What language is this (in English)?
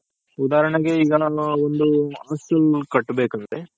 Kannada